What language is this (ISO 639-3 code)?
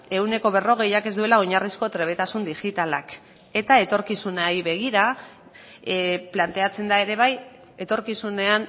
eus